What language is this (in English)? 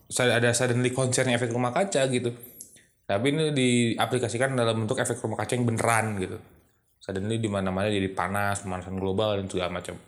Indonesian